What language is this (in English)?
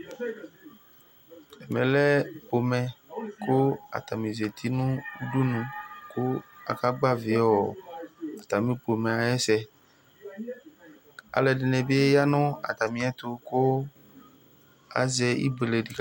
Ikposo